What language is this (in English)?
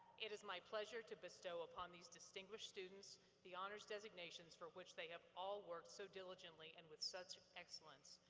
English